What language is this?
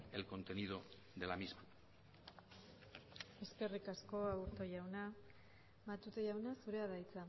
Basque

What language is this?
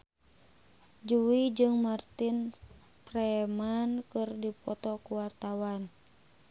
Sundanese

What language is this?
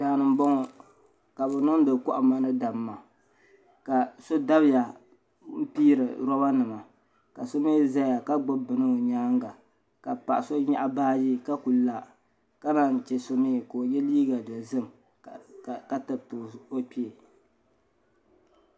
Dagbani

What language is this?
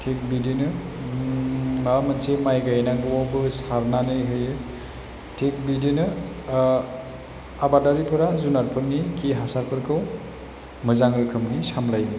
Bodo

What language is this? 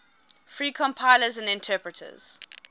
English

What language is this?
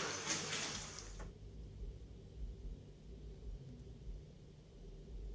Dutch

